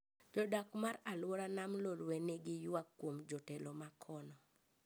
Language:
Luo (Kenya and Tanzania)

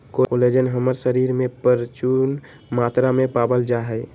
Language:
Magahi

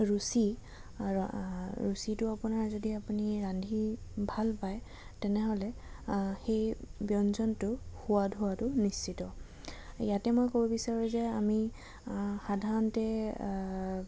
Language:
Assamese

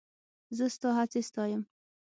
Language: Pashto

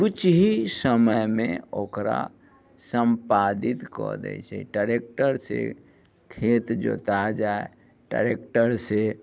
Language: Maithili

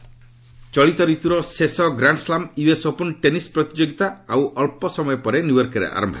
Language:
Odia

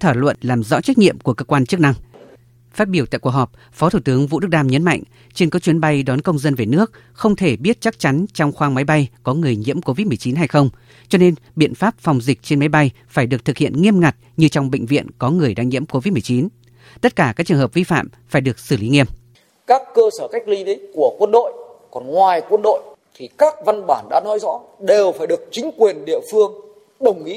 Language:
Vietnamese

